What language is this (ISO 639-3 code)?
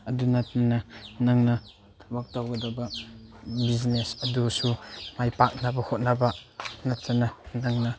mni